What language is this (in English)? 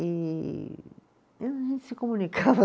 Portuguese